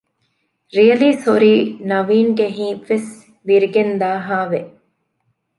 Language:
Divehi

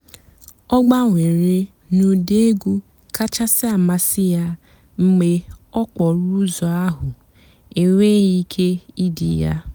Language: Igbo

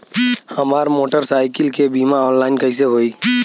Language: Bhojpuri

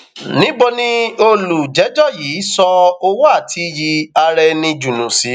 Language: Yoruba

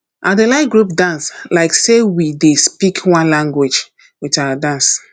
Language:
Nigerian Pidgin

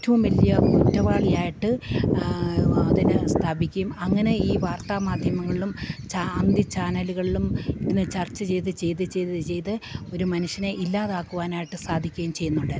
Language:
Malayalam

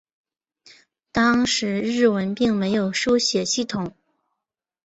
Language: Chinese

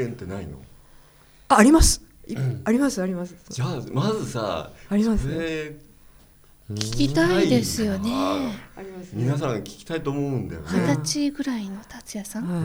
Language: Japanese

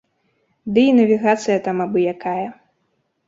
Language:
Belarusian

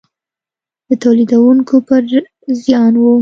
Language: Pashto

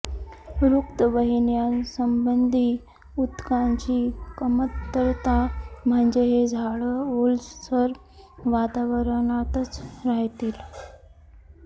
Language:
Marathi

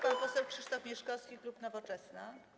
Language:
Polish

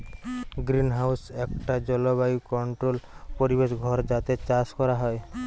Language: Bangla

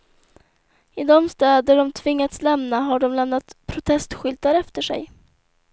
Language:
Swedish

